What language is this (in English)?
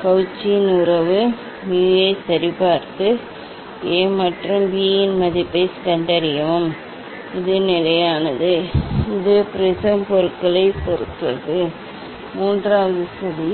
Tamil